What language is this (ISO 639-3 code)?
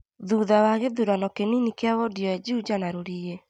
kik